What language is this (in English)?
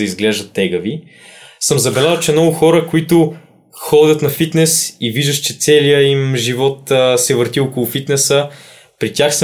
Bulgarian